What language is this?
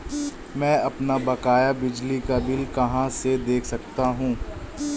Hindi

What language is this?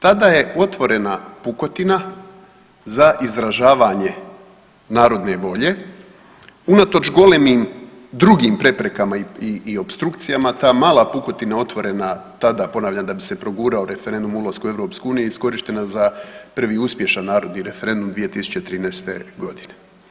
Croatian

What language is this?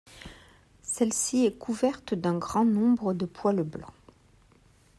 French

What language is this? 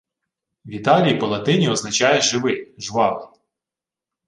Ukrainian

